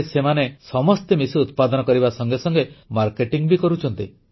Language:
Odia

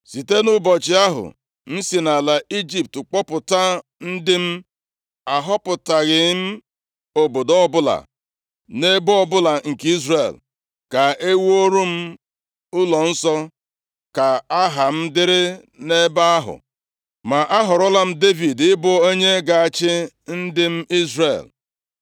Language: Igbo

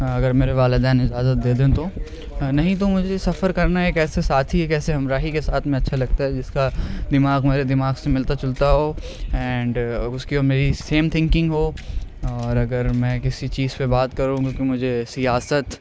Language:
Urdu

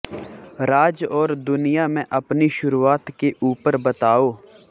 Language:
Hindi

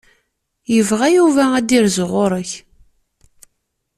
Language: Kabyle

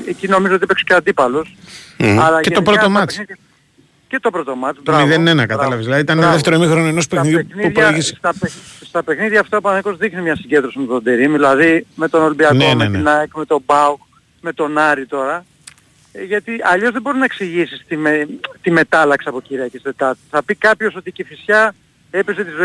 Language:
Greek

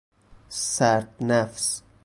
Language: Persian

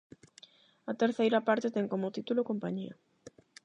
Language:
Galician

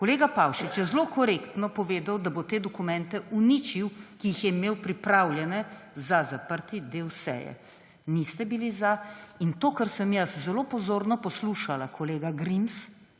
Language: Slovenian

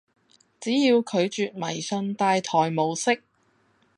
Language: Cantonese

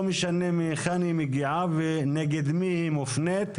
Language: Hebrew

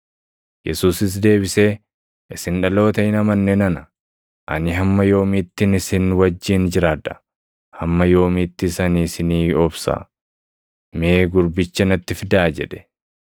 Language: Oromo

